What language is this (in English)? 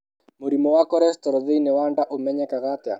Kikuyu